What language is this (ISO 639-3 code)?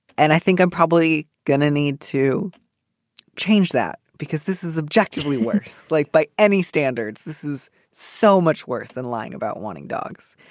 eng